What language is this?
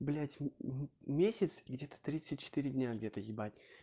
Russian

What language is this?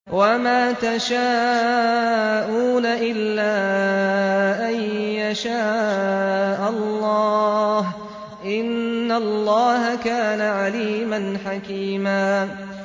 Arabic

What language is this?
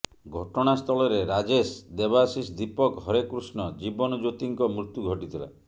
Odia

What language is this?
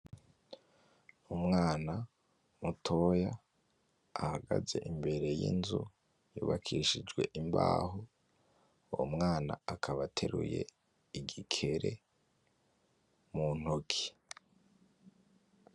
Rundi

